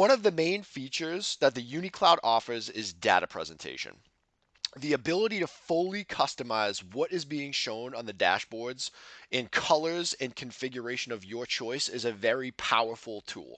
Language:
English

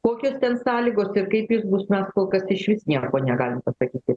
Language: Lithuanian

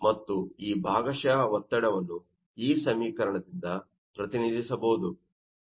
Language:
Kannada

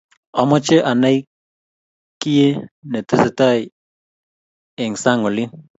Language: Kalenjin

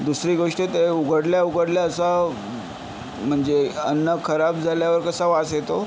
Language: Marathi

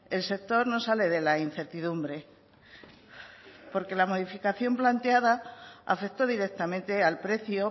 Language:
Spanish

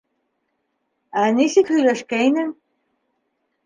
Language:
Bashkir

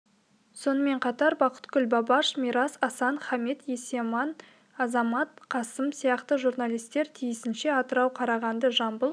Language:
Kazakh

